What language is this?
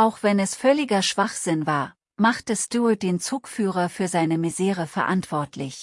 German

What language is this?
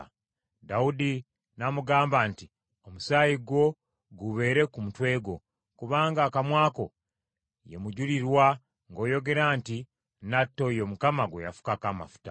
Ganda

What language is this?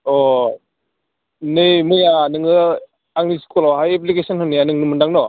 Bodo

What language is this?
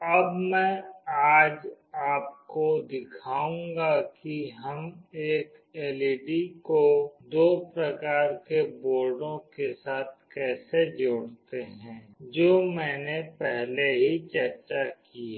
Hindi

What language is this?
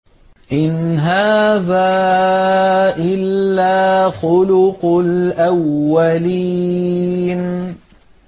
Arabic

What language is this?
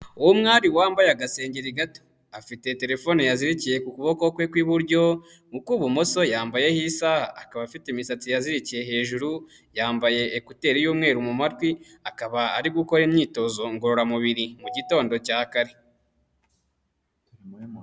Kinyarwanda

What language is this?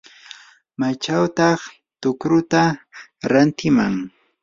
Yanahuanca Pasco Quechua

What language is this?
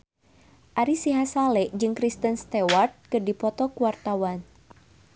Sundanese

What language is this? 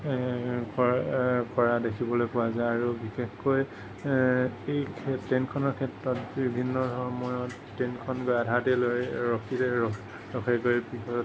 Assamese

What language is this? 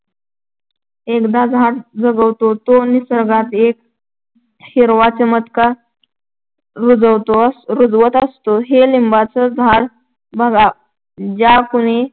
Marathi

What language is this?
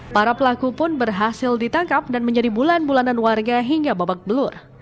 Indonesian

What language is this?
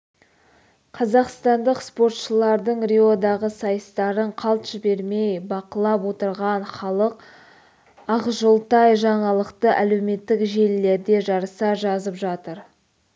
Kazakh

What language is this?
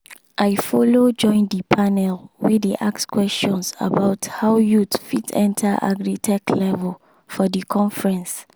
Nigerian Pidgin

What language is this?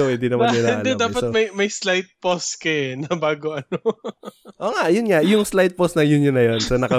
Filipino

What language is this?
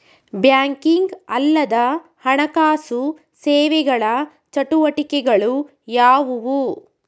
Kannada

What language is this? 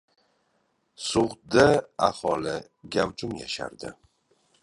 Uzbek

